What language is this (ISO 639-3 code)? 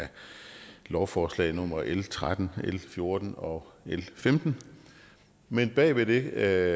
dan